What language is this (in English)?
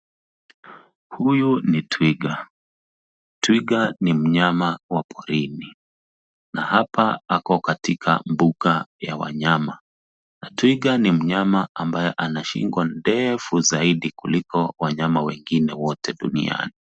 Swahili